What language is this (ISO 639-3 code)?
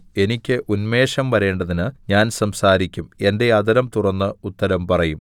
mal